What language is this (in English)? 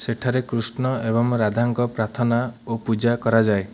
Odia